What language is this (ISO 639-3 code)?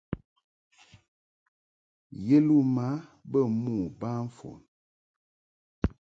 mhk